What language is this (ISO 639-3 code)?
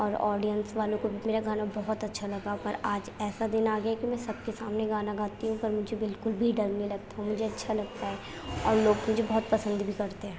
urd